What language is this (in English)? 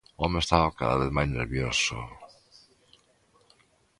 Galician